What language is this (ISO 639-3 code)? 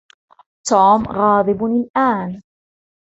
ara